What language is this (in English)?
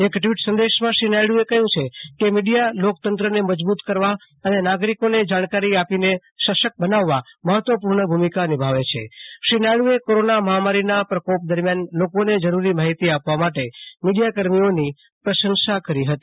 Gujarati